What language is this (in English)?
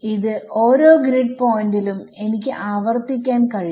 Malayalam